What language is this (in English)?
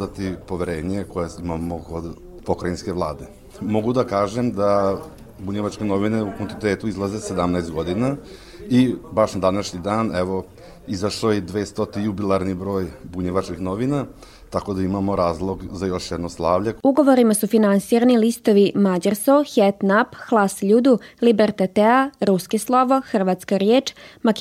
Croatian